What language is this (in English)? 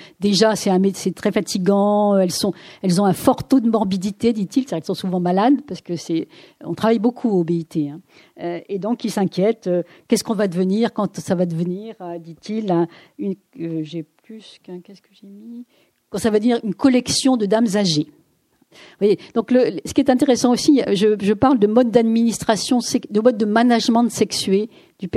French